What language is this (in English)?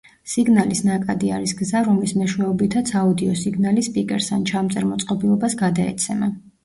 Georgian